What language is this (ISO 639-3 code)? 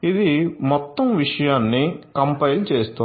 tel